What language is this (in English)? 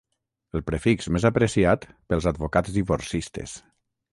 Catalan